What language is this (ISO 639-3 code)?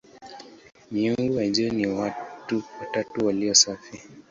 swa